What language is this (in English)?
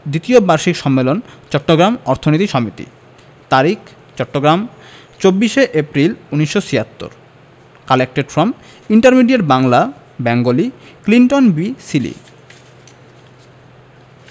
Bangla